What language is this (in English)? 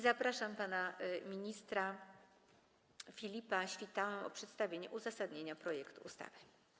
Polish